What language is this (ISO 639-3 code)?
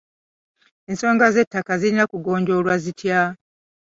lug